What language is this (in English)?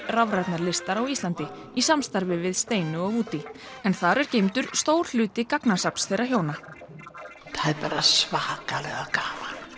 Icelandic